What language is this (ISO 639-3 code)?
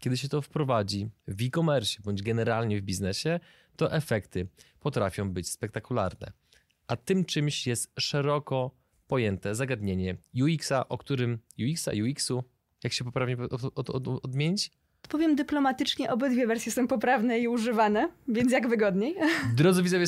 pol